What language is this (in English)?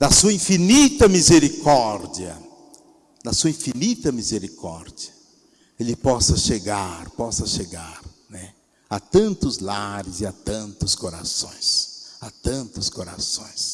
Portuguese